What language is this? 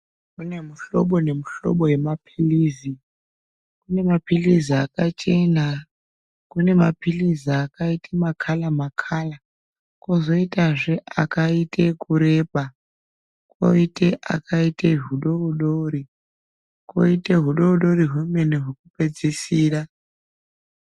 Ndau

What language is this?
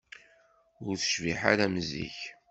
Kabyle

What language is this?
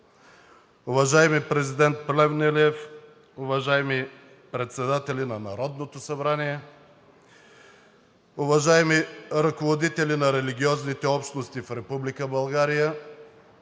Bulgarian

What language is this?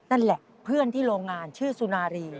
Thai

